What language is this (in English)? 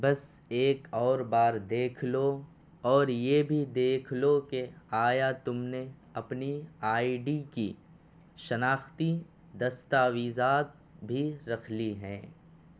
Urdu